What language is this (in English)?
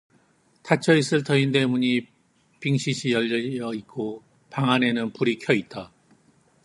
Korean